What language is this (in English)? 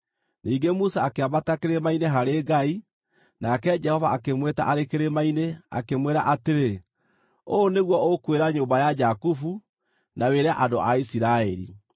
Kikuyu